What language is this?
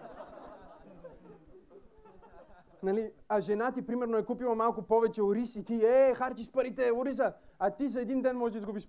Bulgarian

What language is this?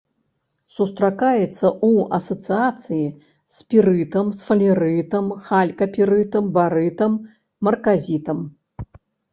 Belarusian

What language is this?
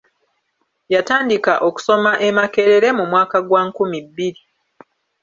Ganda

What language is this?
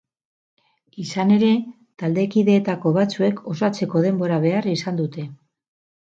Basque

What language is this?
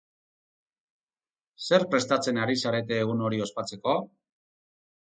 Basque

